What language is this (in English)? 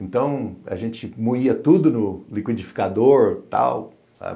Portuguese